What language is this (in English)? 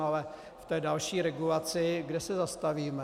Czech